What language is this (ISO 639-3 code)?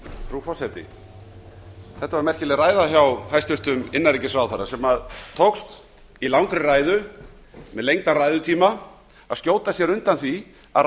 isl